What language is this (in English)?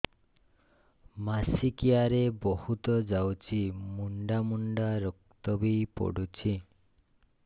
Odia